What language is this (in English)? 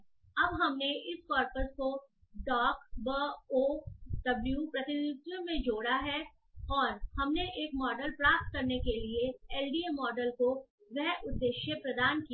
Hindi